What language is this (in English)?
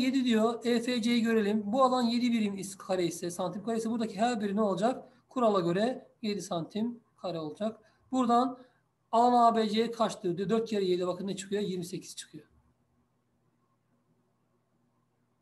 Turkish